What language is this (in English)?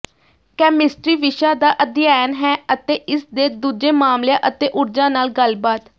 Punjabi